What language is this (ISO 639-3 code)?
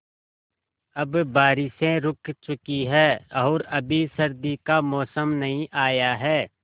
hin